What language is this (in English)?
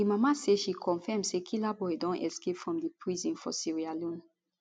Nigerian Pidgin